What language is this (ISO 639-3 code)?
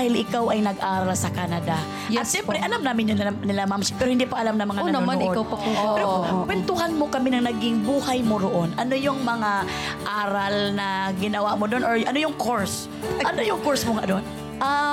fil